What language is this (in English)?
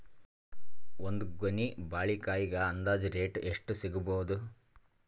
Kannada